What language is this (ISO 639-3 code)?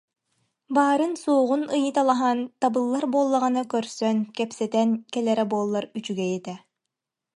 sah